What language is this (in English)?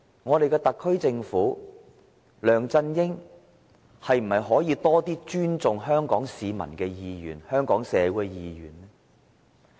Cantonese